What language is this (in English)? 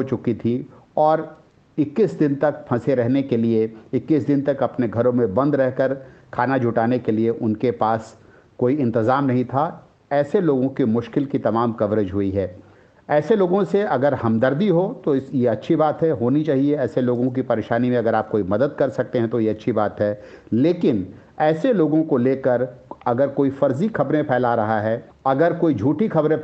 Hindi